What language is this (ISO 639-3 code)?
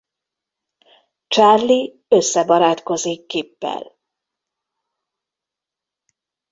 hun